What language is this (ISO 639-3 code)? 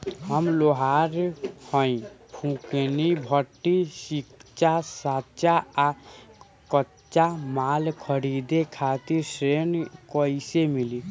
bho